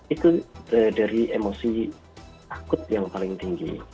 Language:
Indonesian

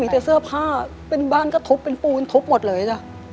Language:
Thai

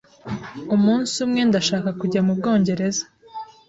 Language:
Kinyarwanda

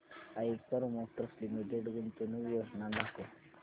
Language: Marathi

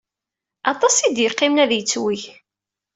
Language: Kabyle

